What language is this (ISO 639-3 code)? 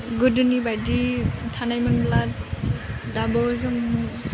brx